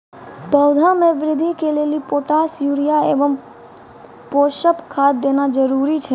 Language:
Maithili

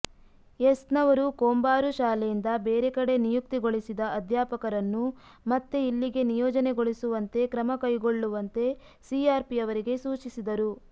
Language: Kannada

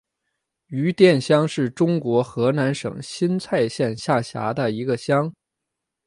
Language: Chinese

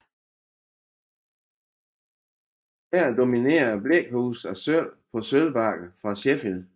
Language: Danish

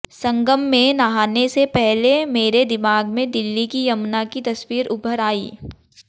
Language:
Hindi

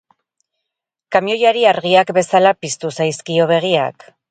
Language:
Basque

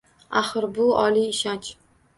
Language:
Uzbek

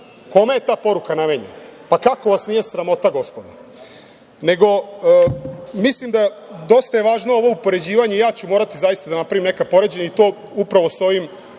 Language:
Serbian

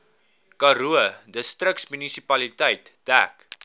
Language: Afrikaans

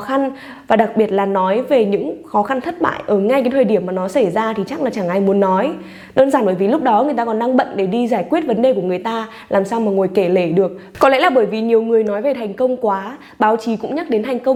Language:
Vietnamese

